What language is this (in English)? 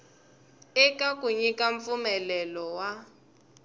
Tsonga